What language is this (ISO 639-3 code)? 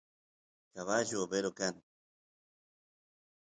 qus